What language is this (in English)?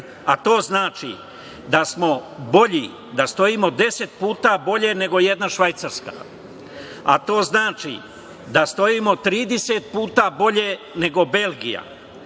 Serbian